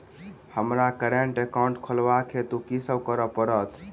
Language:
Maithili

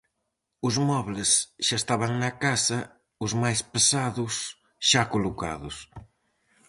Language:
Galician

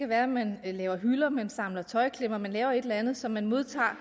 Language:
Danish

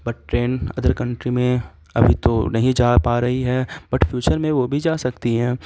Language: Urdu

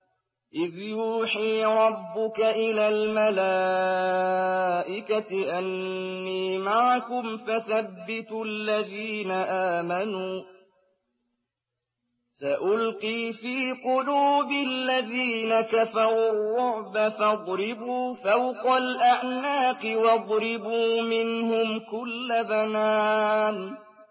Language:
Arabic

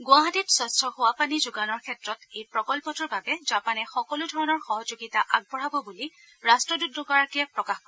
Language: Assamese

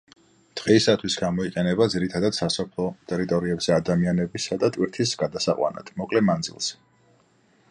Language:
Georgian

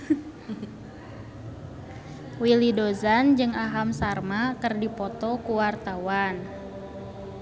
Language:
Sundanese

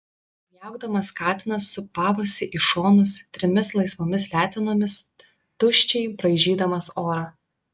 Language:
Lithuanian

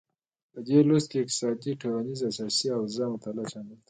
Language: Pashto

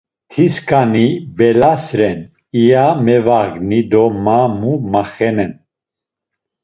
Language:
Laz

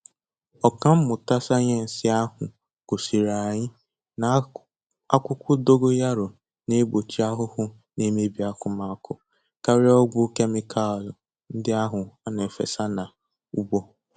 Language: Igbo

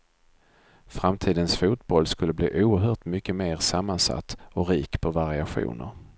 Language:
Swedish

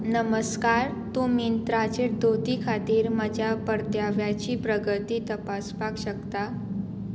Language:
Konkani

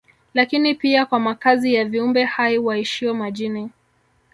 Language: Swahili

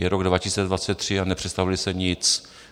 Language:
Czech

